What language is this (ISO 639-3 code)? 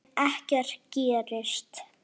isl